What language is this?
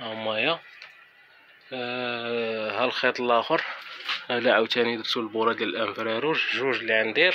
Arabic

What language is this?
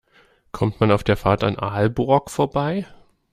German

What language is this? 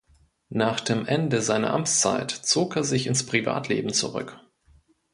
German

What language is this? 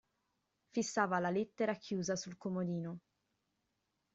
Italian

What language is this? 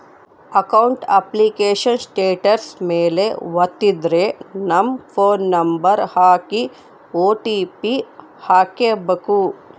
Kannada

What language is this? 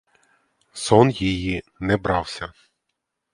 Ukrainian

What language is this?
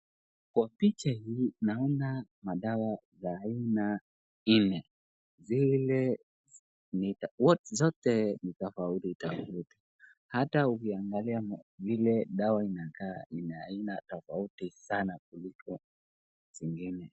Swahili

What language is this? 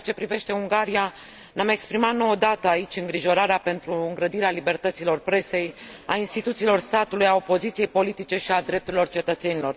Romanian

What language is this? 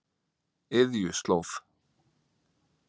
Icelandic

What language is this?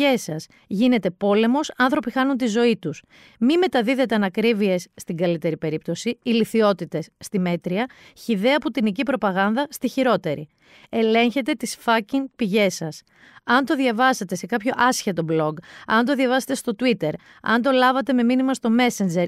Greek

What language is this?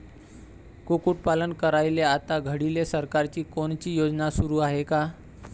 Marathi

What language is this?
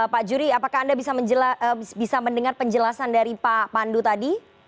Indonesian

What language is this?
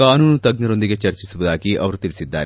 Kannada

